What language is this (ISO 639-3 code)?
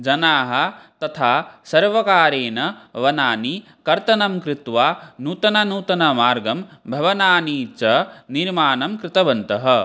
san